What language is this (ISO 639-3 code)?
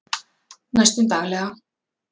isl